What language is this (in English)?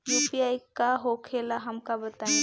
Bhojpuri